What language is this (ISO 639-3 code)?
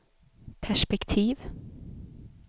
swe